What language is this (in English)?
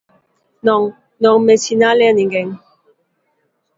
Galician